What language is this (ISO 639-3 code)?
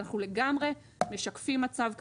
heb